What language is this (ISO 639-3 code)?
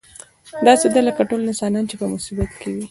pus